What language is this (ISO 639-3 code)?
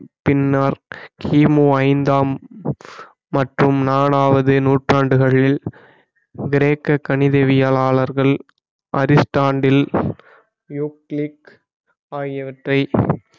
tam